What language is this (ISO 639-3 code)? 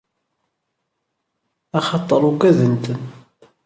kab